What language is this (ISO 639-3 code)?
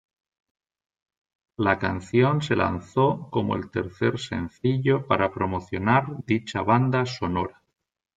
spa